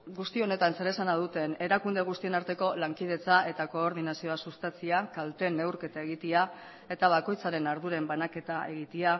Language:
Basque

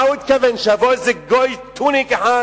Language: Hebrew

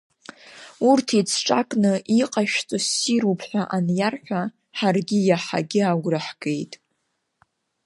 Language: Abkhazian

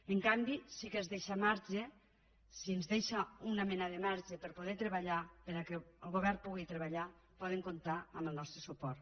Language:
Catalan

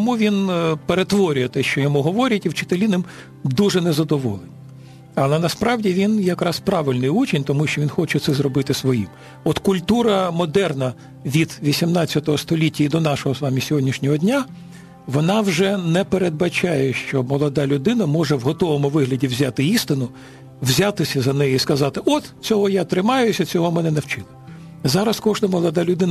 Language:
Ukrainian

